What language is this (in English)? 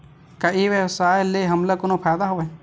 Chhattisgarhi